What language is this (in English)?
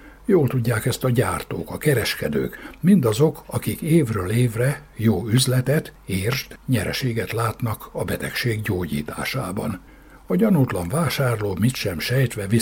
Hungarian